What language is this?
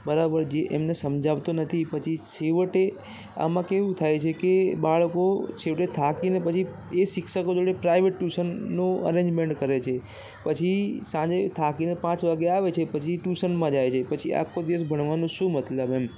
Gujarati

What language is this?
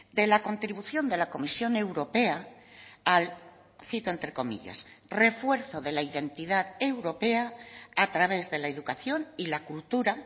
Spanish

